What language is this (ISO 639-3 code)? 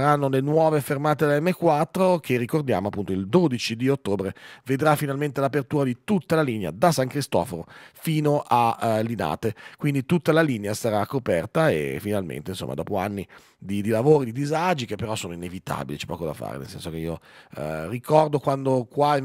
ita